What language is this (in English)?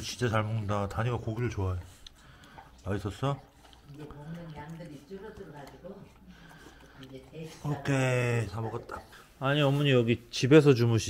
Korean